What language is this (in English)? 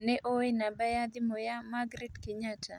Kikuyu